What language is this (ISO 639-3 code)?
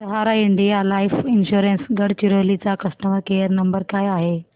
mar